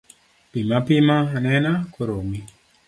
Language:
Luo (Kenya and Tanzania)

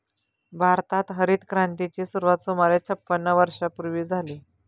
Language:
Marathi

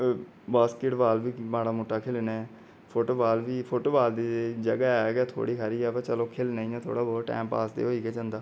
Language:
Dogri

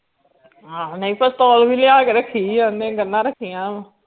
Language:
Punjabi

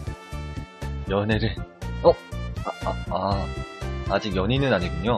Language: Korean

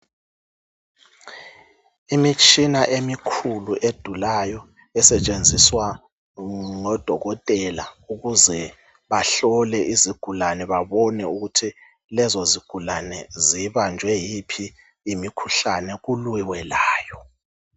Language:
North Ndebele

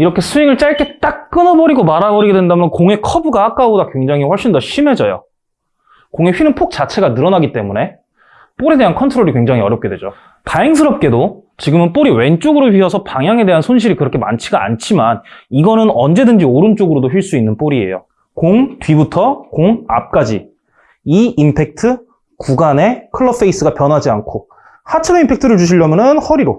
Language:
Korean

